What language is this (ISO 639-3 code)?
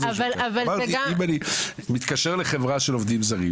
heb